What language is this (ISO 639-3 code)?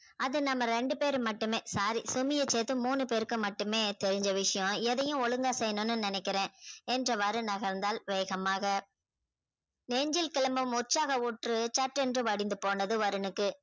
tam